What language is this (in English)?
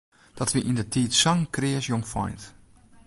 Western Frisian